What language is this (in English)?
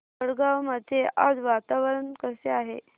Marathi